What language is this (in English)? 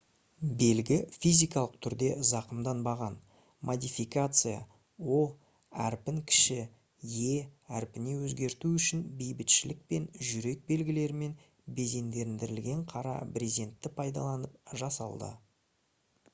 Kazakh